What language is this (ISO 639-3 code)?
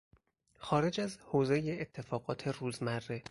fas